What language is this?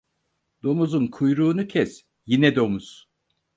Turkish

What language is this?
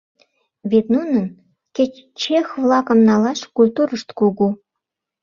Mari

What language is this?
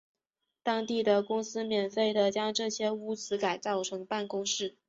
Chinese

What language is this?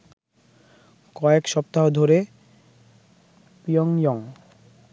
Bangla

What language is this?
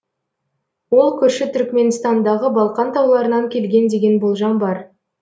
Kazakh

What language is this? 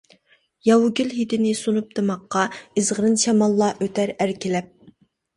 Uyghur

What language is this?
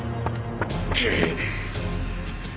Japanese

